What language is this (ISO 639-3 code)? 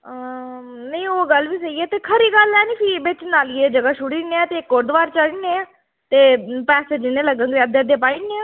doi